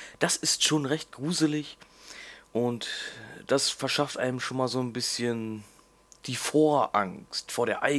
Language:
German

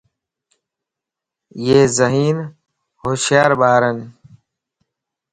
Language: Lasi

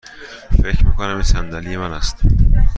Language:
Persian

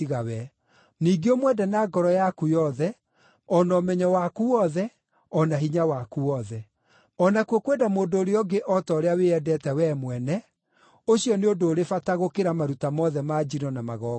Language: Kikuyu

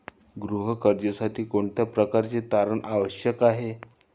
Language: Marathi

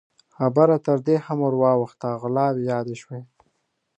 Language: Pashto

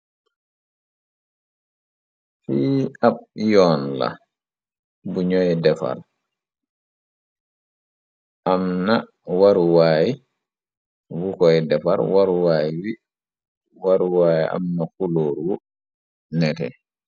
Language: Wolof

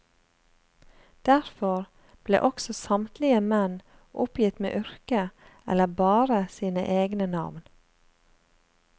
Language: Norwegian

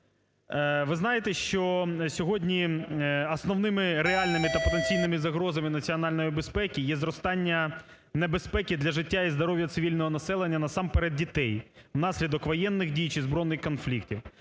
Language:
Ukrainian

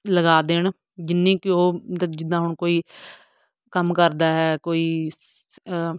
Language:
Punjabi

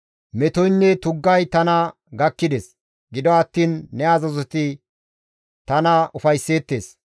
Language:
Gamo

